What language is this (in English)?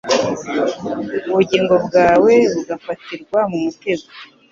Kinyarwanda